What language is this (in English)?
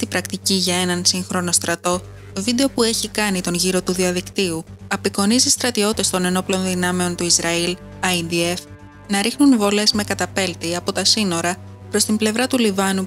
Greek